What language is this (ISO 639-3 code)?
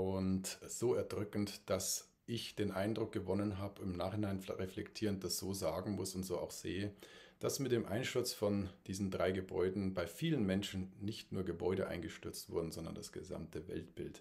deu